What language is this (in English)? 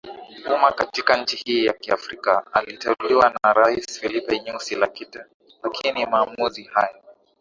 Swahili